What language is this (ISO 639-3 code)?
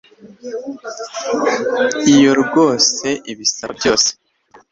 kin